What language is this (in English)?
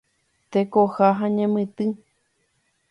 Guarani